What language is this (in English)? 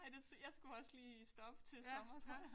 Danish